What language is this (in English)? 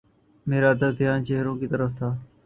Urdu